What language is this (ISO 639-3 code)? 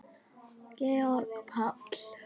isl